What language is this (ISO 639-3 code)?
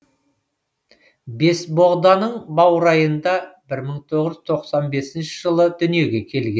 kaz